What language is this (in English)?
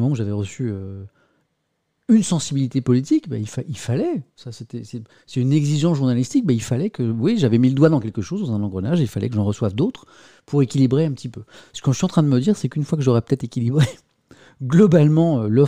French